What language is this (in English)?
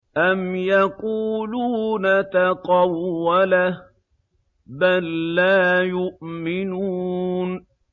Arabic